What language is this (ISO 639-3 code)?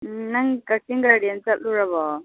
mni